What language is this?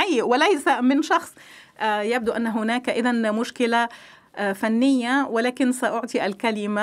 Arabic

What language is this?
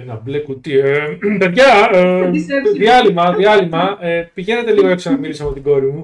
Greek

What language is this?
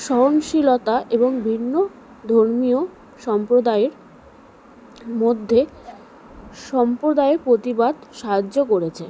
Bangla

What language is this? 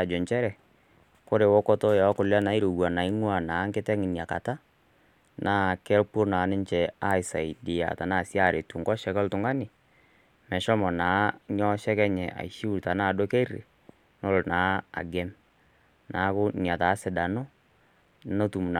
Masai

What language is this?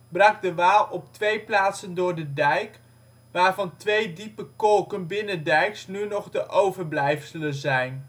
Dutch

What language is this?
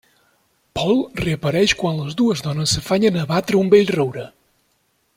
Catalan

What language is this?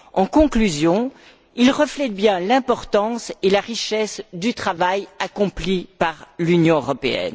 French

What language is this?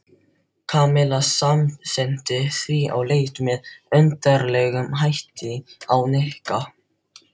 Icelandic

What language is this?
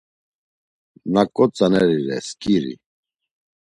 Laz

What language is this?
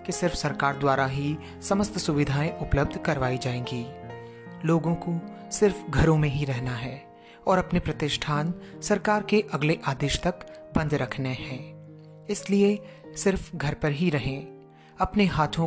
Hindi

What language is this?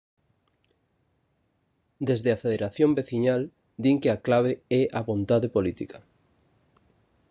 Galician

